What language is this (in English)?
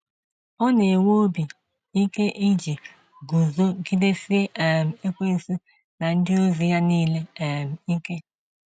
Igbo